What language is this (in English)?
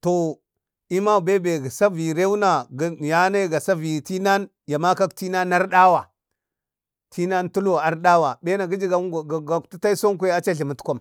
Bade